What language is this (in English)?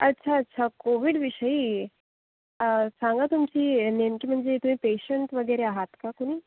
Marathi